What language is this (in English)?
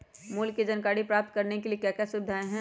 Magahi